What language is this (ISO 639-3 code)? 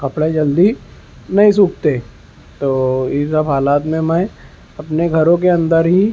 urd